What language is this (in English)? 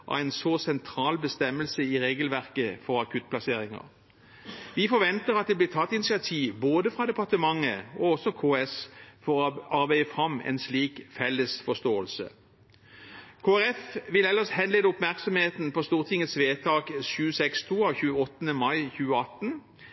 Norwegian Bokmål